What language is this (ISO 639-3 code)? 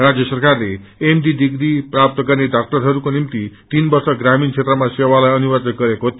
nep